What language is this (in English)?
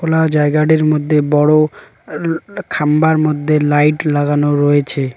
Bangla